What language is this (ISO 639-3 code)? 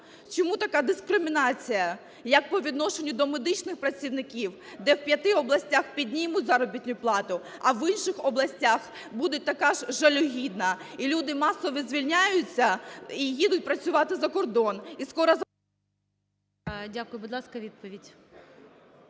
ukr